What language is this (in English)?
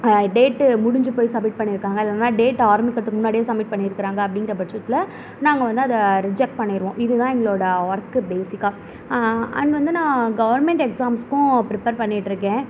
Tamil